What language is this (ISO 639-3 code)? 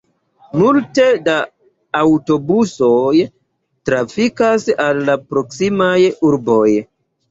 epo